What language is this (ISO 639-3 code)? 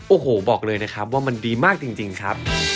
tha